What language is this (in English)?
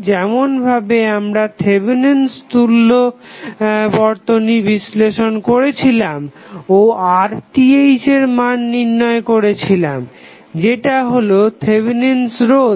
Bangla